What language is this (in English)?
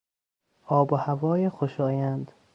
Persian